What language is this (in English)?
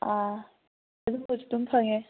Manipuri